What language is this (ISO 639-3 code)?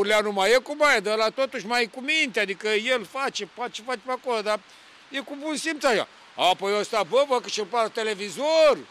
ron